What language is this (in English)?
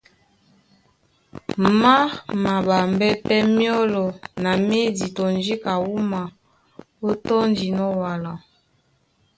Duala